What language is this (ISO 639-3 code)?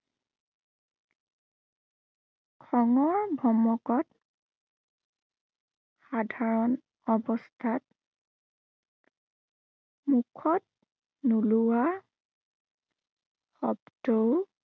asm